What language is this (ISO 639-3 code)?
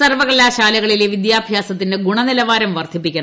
mal